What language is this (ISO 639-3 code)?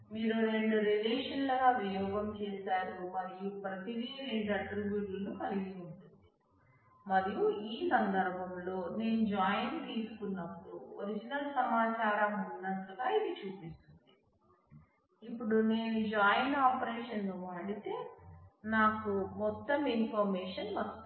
tel